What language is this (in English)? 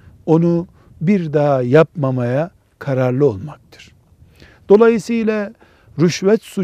Turkish